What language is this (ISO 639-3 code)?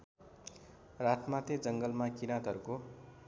nep